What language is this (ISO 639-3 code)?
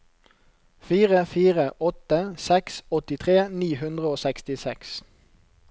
nor